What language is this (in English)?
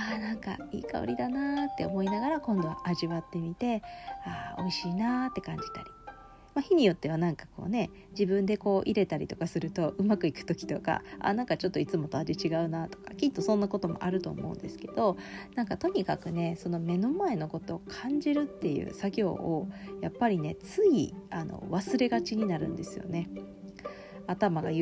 Japanese